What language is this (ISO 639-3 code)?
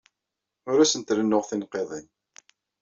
kab